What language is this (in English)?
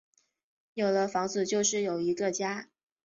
Chinese